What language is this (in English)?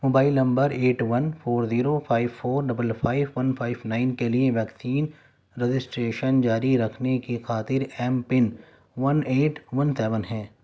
Urdu